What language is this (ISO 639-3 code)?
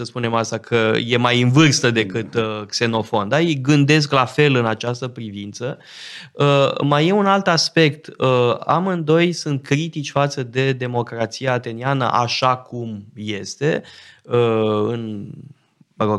ron